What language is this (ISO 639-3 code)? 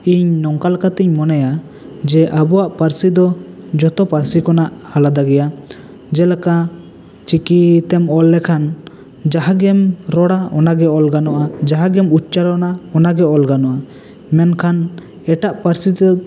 sat